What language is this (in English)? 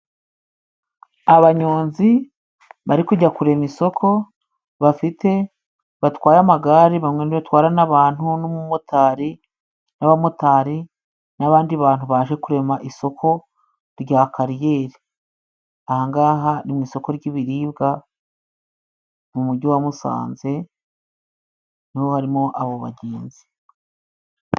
Kinyarwanda